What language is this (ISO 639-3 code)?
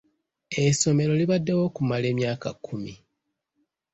lug